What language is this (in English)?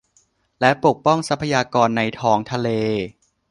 Thai